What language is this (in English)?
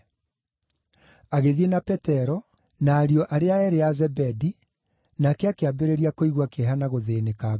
Kikuyu